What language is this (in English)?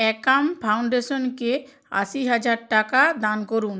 Bangla